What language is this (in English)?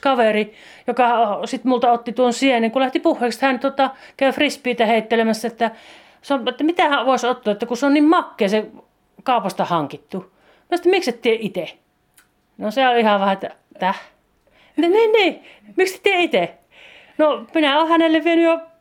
Finnish